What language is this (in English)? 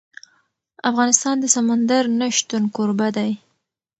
Pashto